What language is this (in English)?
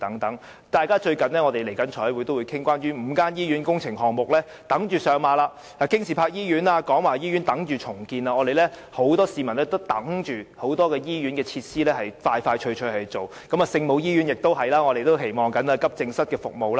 Cantonese